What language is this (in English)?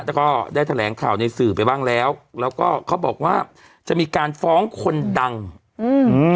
Thai